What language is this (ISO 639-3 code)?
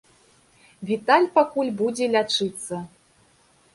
bel